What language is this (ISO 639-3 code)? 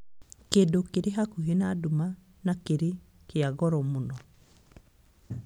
kik